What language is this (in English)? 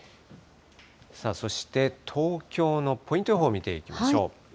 Japanese